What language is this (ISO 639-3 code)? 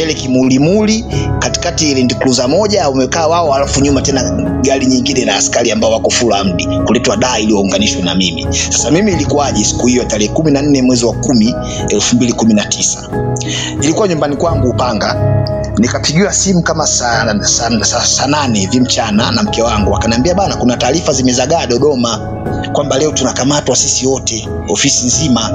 swa